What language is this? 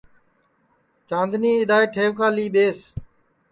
Sansi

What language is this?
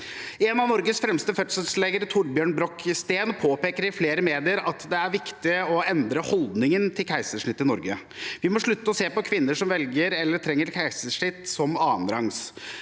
Norwegian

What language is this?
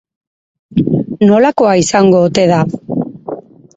Basque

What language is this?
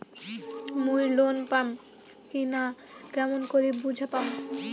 Bangla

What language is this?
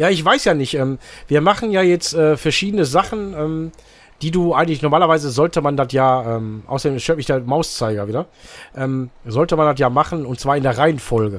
German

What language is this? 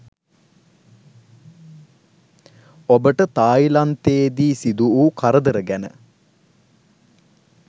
Sinhala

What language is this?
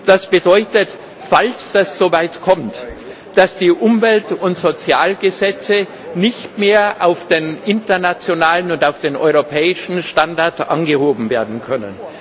German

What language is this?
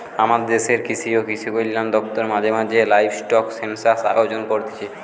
Bangla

